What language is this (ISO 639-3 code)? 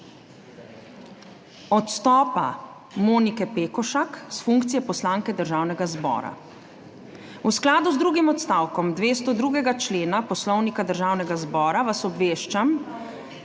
slv